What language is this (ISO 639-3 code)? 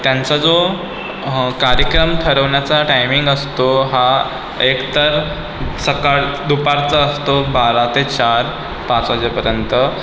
mar